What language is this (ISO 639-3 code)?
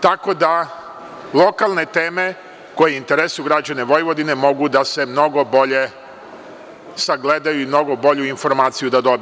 srp